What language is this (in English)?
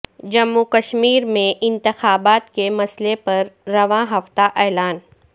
Urdu